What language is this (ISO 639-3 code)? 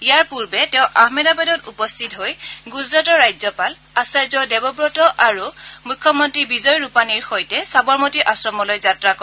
asm